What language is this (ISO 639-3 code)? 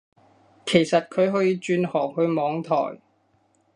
yue